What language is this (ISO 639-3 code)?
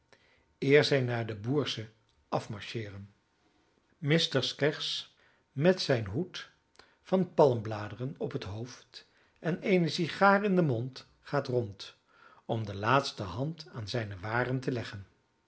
nld